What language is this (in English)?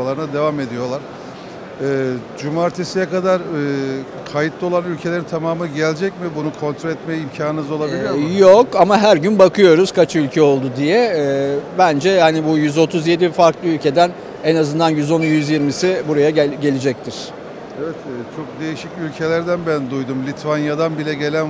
Turkish